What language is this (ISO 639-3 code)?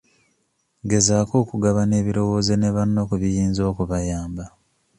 lug